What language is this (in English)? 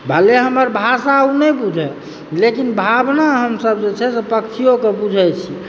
Maithili